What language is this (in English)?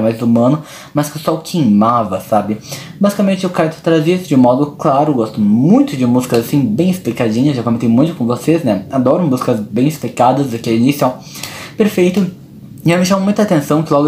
Portuguese